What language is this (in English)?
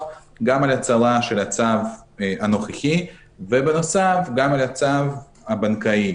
Hebrew